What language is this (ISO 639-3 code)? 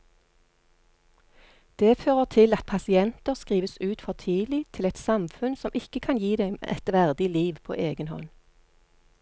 nor